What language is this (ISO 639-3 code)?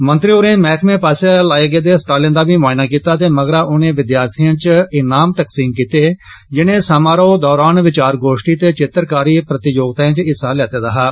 doi